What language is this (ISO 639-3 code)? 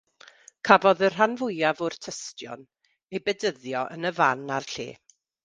cym